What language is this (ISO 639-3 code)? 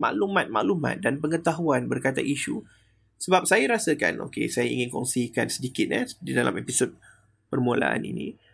msa